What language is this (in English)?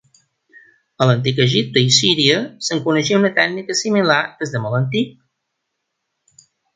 Catalan